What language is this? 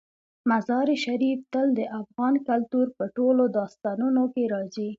Pashto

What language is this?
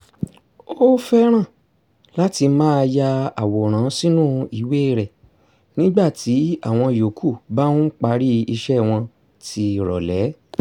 Yoruba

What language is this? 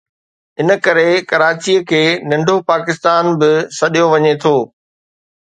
Sindhi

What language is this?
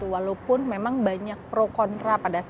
Indonesian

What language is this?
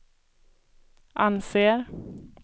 Swedish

